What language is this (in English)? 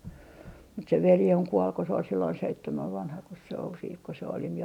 Finnish